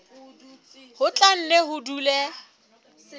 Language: Southern Sotho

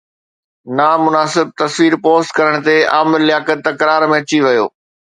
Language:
Sindhi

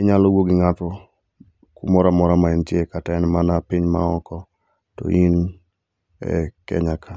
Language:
Luo (Kenya and Tanzania)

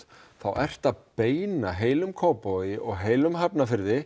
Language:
Icelandic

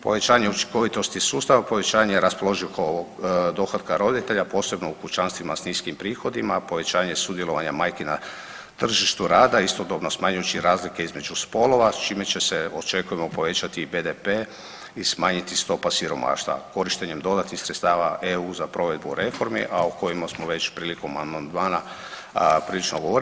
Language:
Croatian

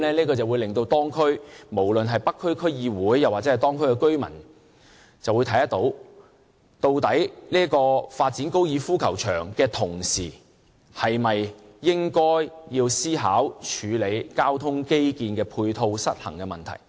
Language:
Cantonese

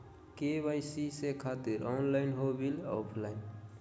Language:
Magahi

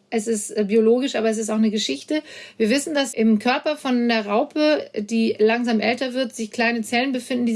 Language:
German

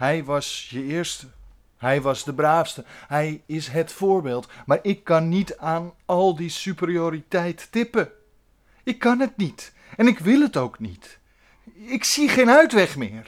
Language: Dutch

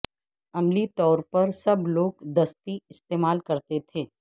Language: Urdu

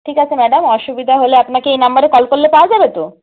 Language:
Bangla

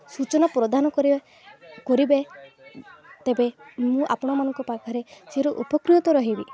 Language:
Odia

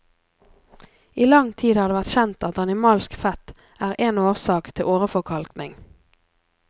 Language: Norwegian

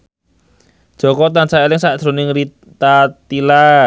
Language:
Javanese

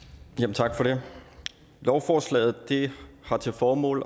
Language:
Danish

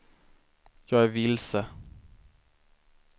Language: Swedish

